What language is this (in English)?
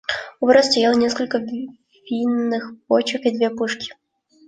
Russian